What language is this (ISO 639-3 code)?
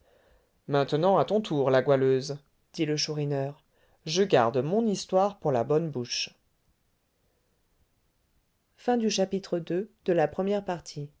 fra